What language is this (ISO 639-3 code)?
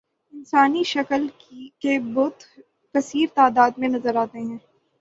urd